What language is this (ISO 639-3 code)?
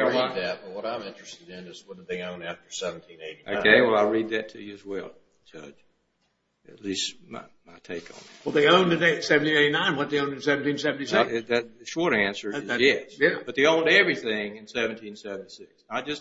eng